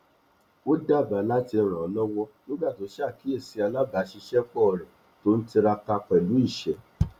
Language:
Yoruba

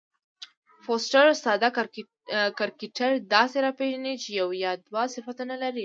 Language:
Pashto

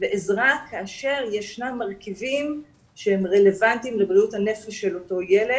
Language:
Hebrew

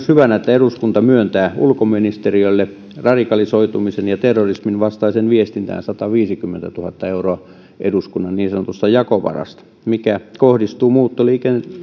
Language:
Finnish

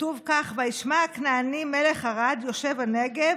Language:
Hebrew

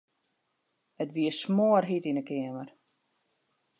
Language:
Western Frisian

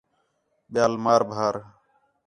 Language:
Khetrani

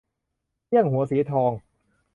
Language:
Thai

